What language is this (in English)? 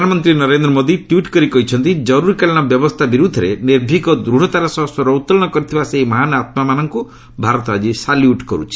Odia